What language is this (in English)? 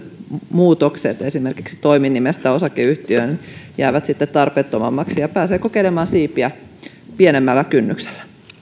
Finnish